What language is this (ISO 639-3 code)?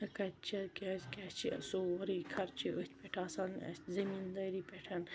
kas